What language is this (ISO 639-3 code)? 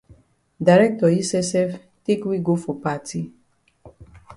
wes